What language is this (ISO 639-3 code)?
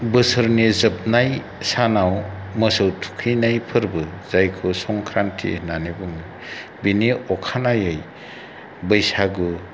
brx